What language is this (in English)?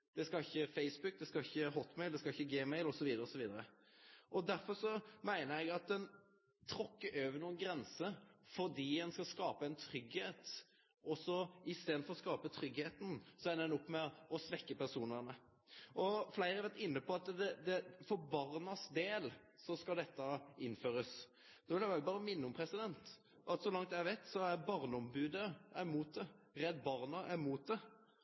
Norwegian Nynorsk